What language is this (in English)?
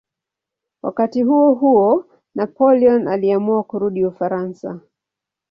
Swahili